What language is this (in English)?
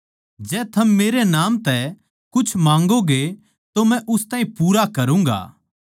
Haryanvi